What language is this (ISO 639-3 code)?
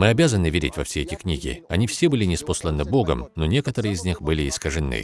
rus